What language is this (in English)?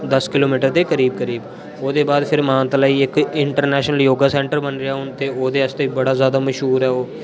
Dogri